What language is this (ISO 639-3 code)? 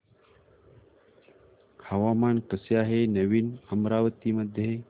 mar